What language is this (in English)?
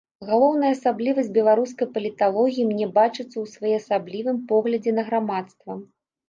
Belarusian